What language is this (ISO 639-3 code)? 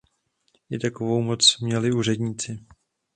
ces